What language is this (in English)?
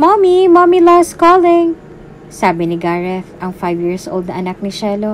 Filipino